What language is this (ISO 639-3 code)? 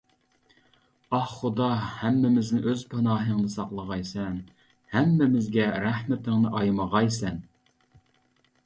uig